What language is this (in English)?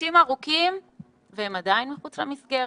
Hebrew